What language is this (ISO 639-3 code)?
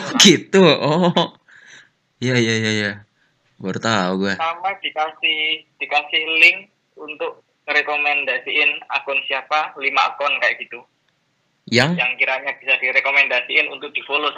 ind